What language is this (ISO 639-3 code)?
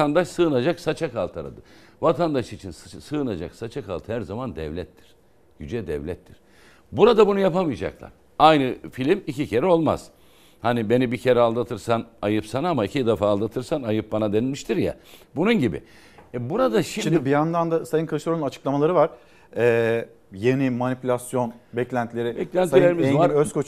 tur